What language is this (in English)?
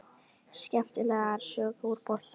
Icelandic